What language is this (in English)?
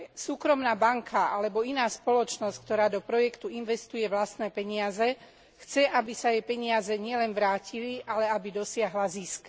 Slovak